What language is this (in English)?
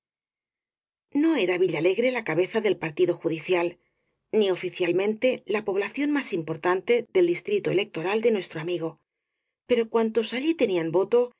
Spanish